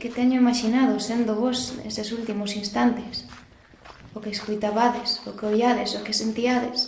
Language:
Spanish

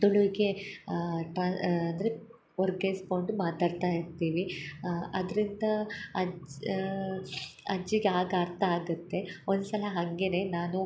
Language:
Kannada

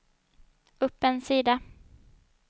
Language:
Swedish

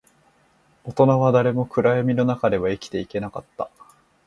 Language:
Japanese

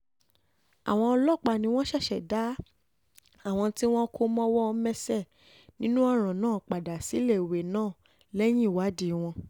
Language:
Yoruba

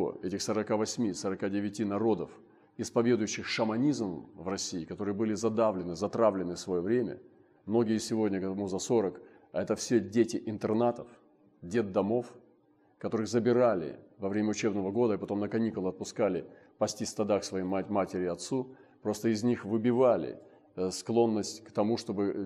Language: Russian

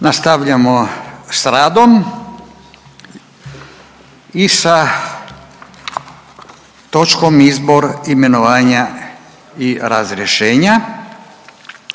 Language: Croatian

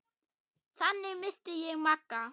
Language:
Icelandic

